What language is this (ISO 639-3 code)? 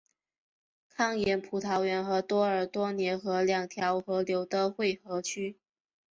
zho